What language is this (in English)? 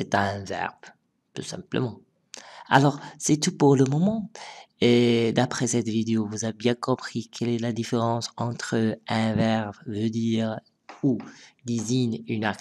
French